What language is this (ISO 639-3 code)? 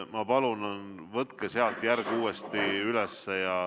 est